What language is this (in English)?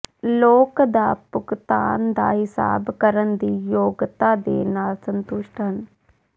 Punjabi